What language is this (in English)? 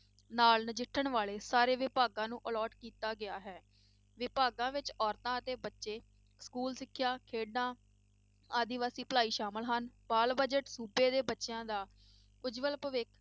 Punjabi